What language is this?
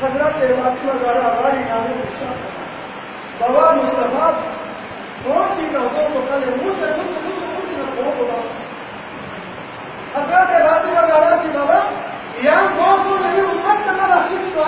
Turkish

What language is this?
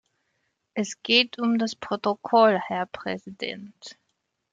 German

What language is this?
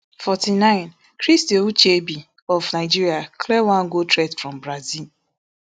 Nigerian Pidgin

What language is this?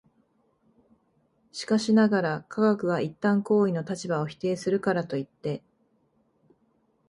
Japanese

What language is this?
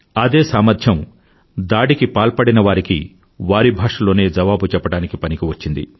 Telugu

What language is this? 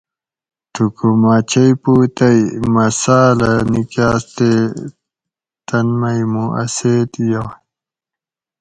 Gawri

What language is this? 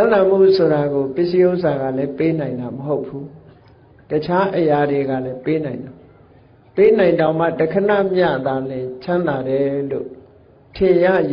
Vietnamese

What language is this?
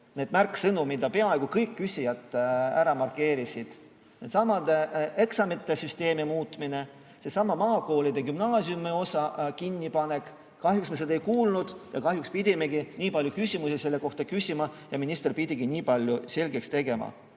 Estonian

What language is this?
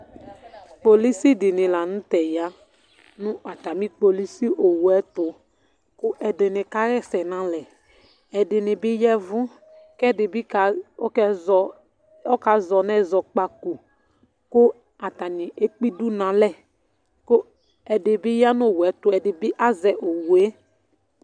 Ikposo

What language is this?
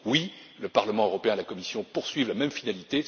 French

